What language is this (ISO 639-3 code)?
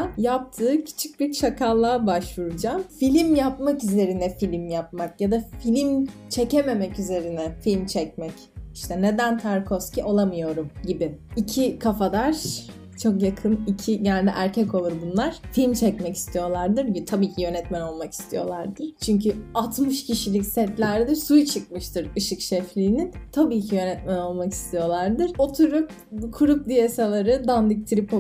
tur